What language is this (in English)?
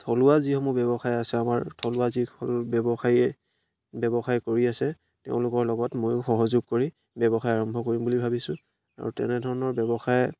Assamese